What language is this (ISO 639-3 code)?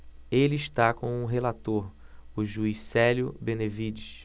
por